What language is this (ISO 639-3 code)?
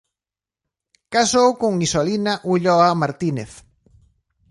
glg